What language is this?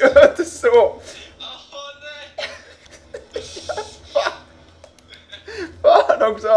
Swedish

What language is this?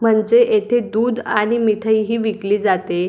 Marathi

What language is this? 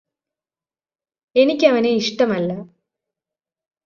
Malayalam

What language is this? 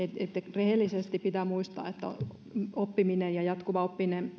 Finnish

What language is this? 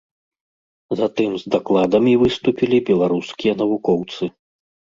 Belarusian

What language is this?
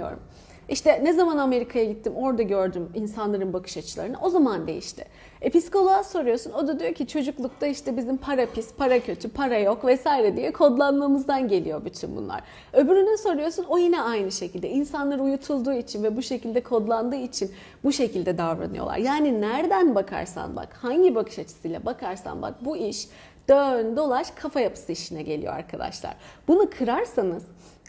Turkish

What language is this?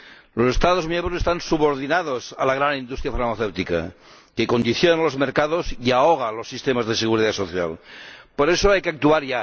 Spanish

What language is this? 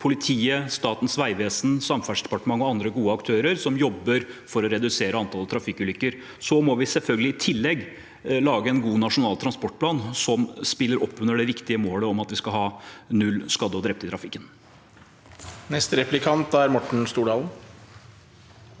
Norwegian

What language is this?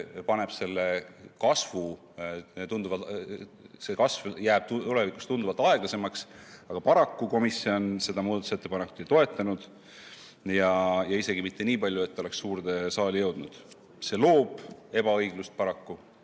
Estonian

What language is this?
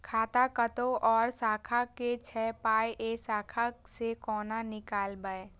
Maithili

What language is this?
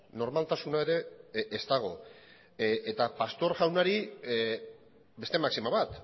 Basque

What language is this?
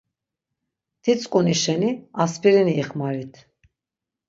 Laz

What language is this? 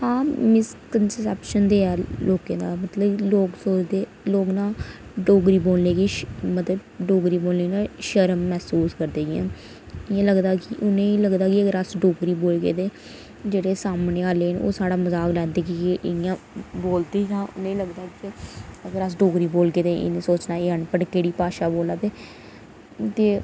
Dogri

